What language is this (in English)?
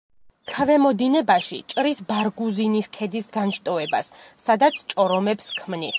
Georgian